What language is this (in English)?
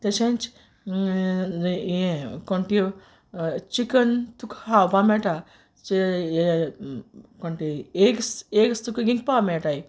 Konkani